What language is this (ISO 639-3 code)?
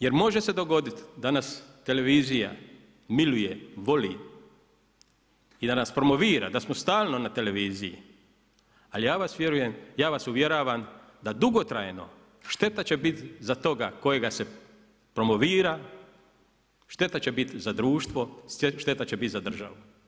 hrv